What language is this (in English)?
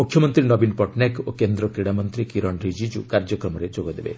Odia